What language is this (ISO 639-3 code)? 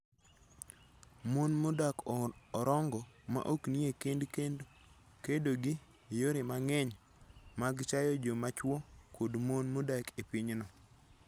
luo